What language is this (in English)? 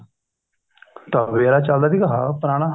Punjabi